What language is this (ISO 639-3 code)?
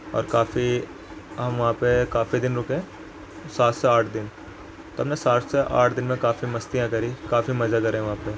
urd